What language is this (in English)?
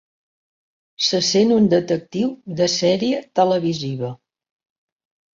Catalan